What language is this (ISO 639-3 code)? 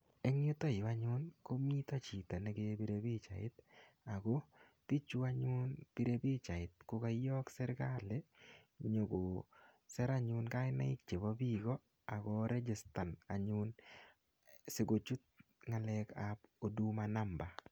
kln